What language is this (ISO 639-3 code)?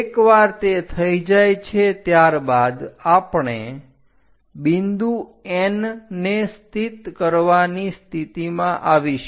guj